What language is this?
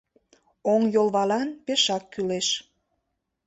Mari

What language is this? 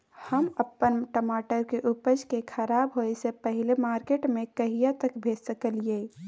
Maithili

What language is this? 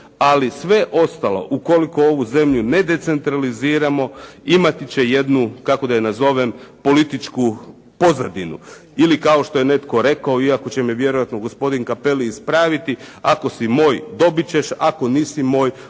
Croatian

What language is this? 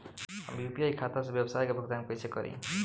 Bhojpuri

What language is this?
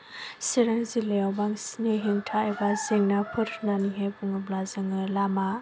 Bodo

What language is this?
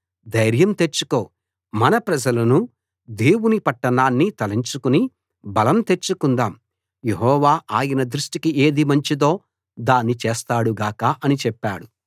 Telugu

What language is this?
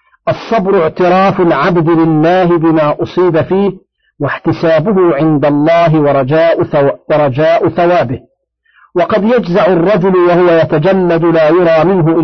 Arabic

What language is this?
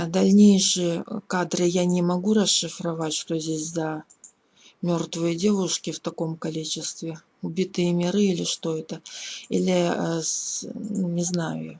Russian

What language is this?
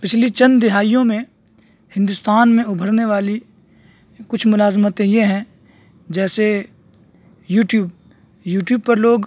Urdu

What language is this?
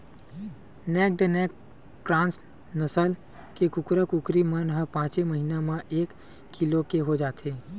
Chhattisgarhi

